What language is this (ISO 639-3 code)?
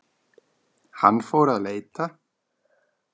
isl